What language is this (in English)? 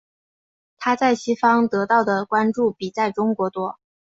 Chinese